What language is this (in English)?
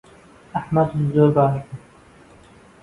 Central Kurdish